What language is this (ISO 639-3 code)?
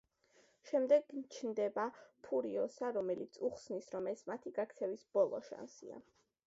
kat